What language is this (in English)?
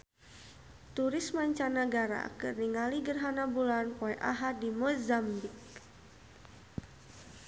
Sundanese